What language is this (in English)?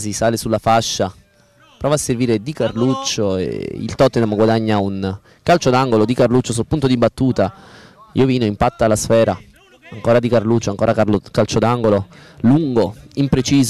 Italian